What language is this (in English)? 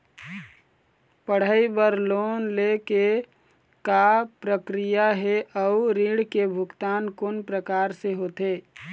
Chhattisgarhi